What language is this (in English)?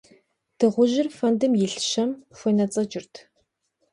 Kabardian